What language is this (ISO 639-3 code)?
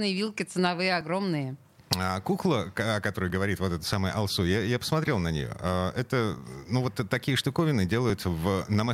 rus